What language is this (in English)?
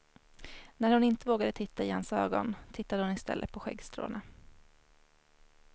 Swedish